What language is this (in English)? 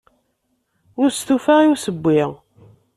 Kabyle